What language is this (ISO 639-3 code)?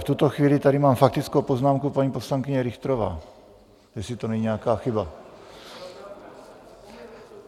ces